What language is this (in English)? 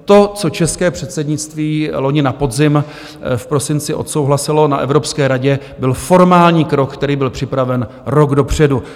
Czech